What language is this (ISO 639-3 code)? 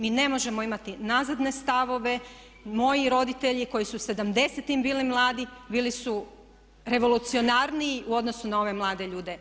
hrv